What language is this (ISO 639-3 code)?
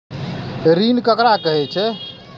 mai